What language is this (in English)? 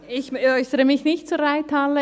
Swiss German